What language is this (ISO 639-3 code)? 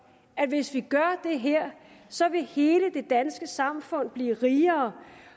dan